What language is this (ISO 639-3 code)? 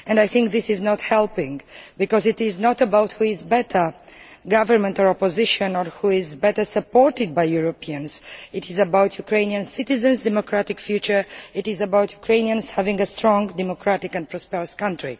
eng